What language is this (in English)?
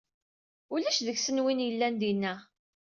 Kabyle